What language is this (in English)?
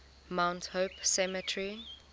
English